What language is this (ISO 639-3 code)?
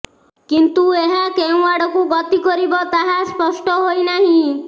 ori